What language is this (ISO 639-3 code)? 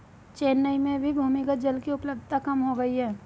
hin